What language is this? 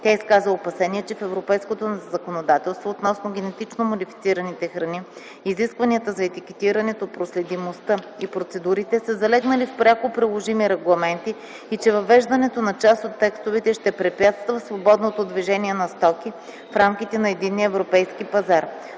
Bulgarian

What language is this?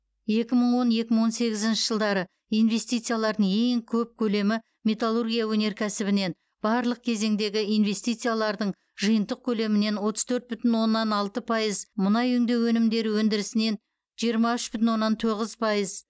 Kazakh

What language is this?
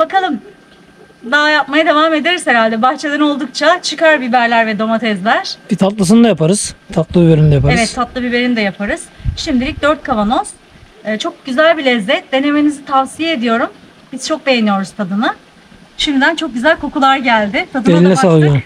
Turkish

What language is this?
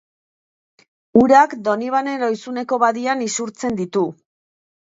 Basque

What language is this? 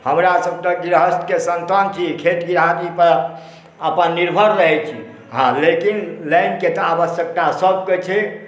Maithili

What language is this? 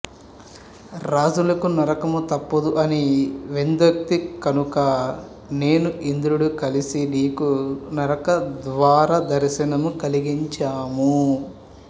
Telugu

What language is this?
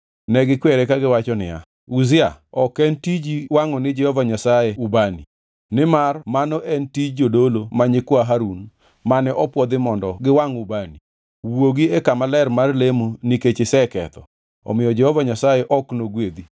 Luo (Kenya and Tanzania)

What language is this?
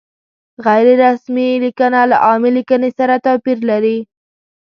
Pashto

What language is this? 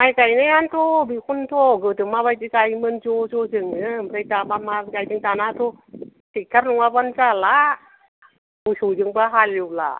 Bodo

